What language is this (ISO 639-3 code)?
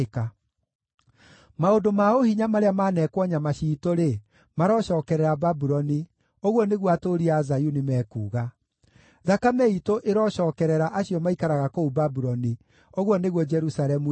kik